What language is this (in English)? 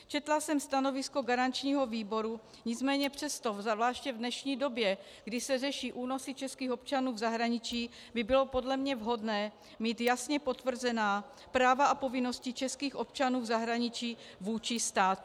Czech